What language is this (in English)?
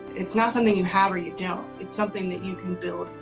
English